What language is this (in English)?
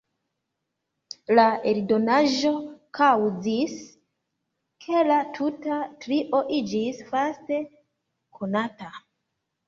Esperanto